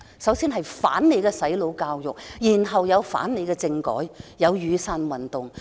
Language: Cantonese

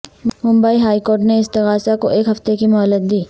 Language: Urdu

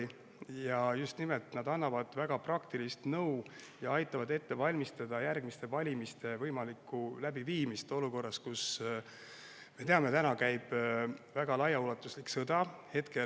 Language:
Estonian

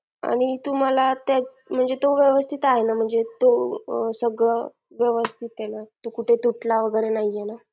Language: Marathi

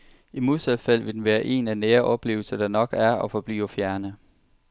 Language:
Danish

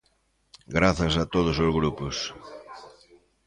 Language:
Galician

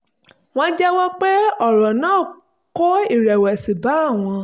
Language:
Yoruba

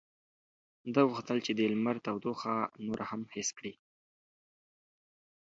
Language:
Pashto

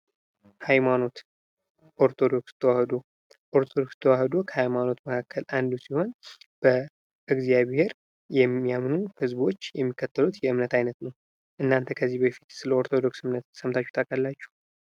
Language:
Amharic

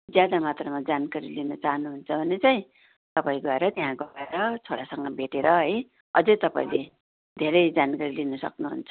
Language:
Nepali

